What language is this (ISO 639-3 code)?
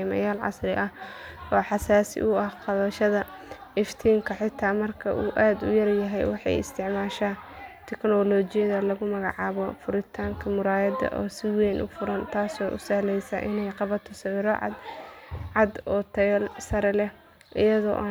som